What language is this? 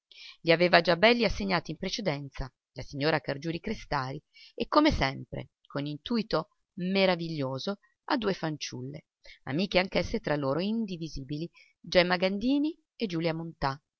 Italian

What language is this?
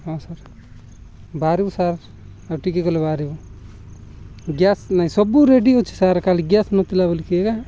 Odia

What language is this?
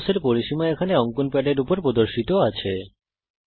Bangla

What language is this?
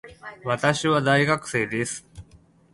Japanese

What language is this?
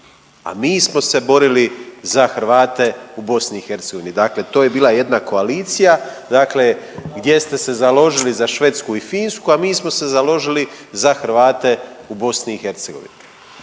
Croatian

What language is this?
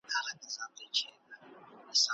Pashto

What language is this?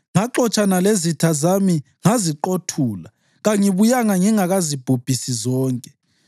North Ndebele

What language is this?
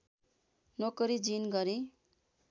Nepali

